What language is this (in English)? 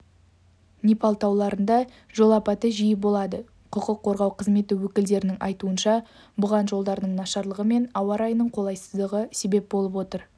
Kazakh